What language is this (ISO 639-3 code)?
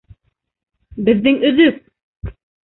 bak